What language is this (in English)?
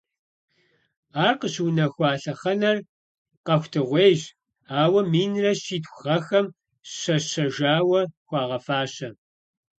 Kabardian